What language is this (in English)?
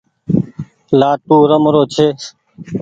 Goaria